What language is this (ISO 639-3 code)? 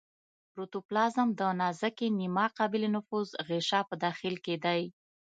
pus